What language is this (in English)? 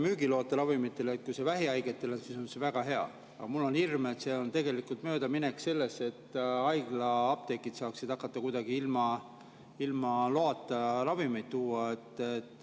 Estonian